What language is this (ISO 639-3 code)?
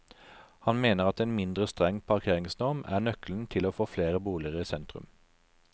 nor